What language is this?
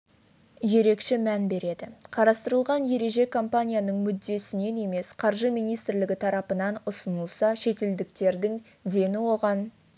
Kazakh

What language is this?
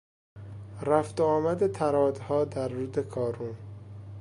Persian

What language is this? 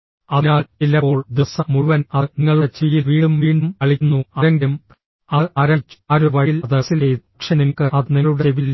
Malayalam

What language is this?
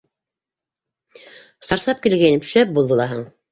Bashkir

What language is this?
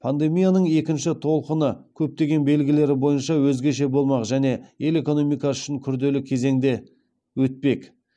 Kazakh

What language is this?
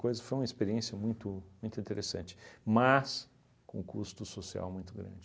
Portuguese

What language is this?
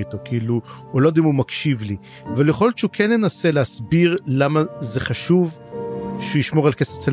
Hebrew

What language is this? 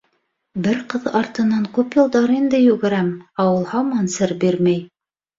Bashkir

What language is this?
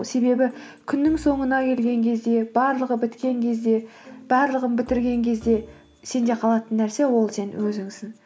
Kazakh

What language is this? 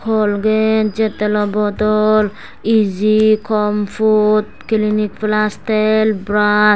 Chakma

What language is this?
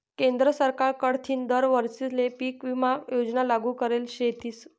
Marathi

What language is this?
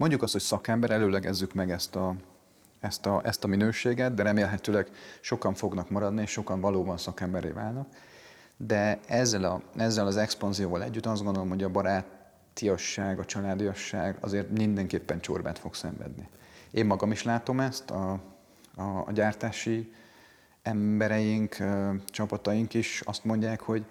Hungarian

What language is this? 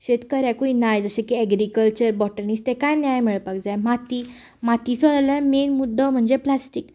Konkani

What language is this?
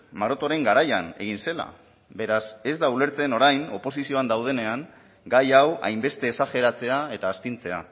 Basque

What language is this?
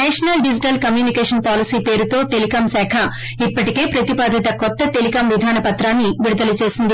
Telugu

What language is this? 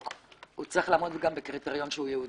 Hebrew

